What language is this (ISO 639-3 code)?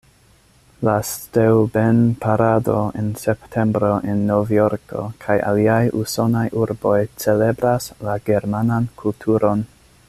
epo